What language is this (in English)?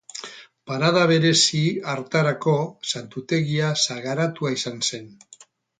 Basque